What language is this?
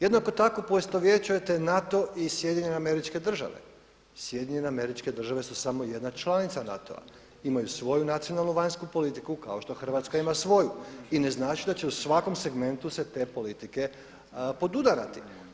Croatian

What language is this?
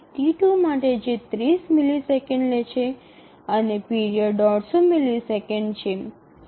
Gujarati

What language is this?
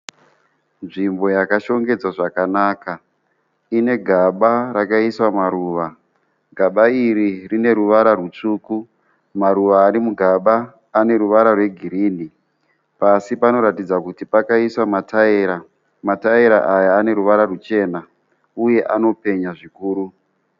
Shona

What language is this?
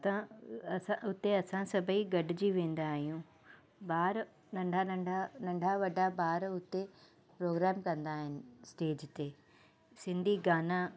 Sindhi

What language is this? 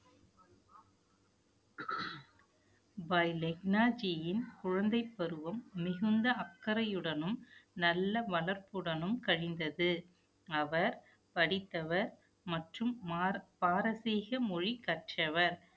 Tamil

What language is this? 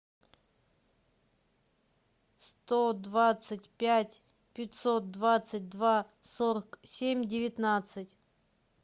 Russian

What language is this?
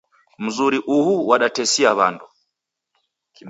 Taita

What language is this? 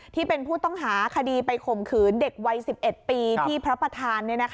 Thai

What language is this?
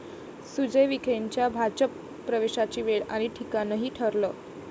Marathi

